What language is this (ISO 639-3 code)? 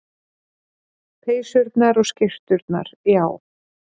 isl